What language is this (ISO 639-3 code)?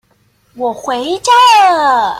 zho